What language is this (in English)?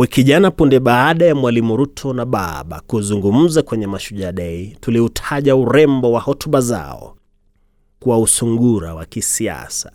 Swahili